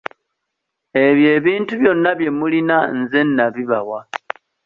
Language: Ganda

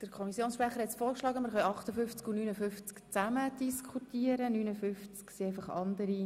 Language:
Swiss German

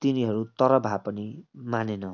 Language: Nepali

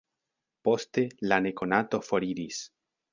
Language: Esperanto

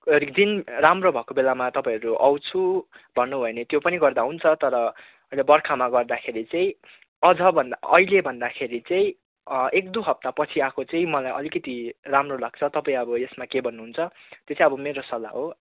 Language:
Nepali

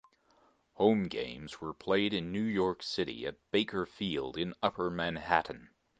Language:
English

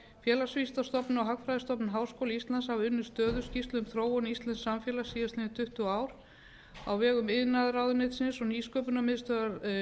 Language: Icelandic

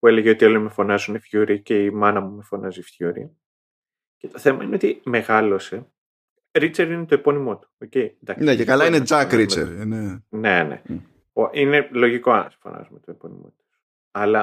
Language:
Greek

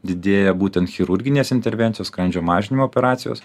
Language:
Lithuanian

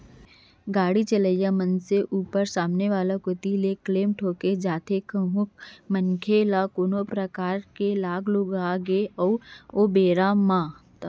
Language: Chhattisgarhi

